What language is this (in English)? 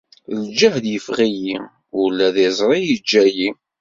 Kabyle